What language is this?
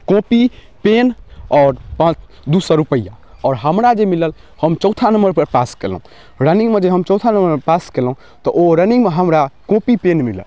Maithili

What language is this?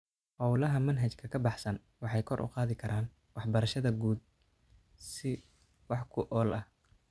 Somali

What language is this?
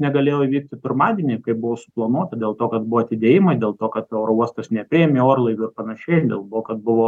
Lithuanian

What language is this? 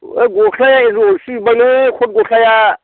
Bodo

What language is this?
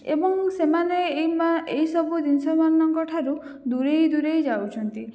Odia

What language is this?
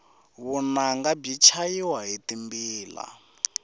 Tsonga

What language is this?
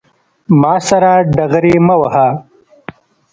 Pashto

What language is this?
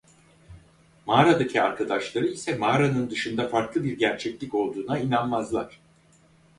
Turkish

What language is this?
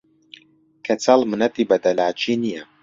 Central Kurdish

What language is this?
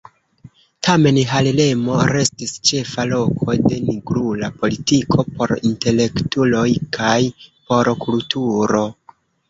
Esperanto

